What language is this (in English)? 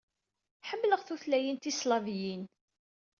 Kabyle